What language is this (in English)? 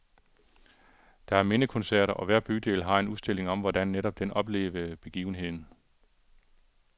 Danish